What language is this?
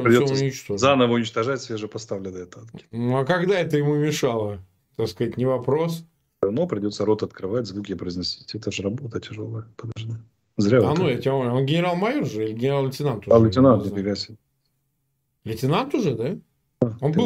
Russian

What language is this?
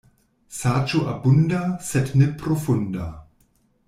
Esperanto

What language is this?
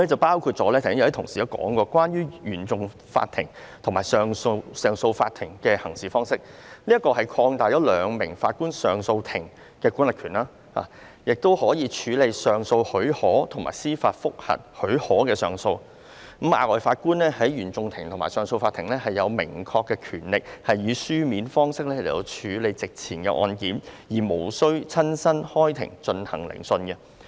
Cantonese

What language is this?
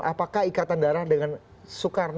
Indonesian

